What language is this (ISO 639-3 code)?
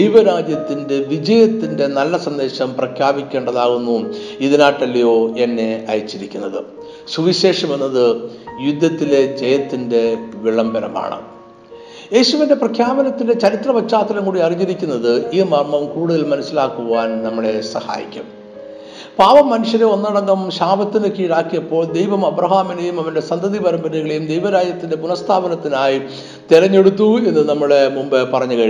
mal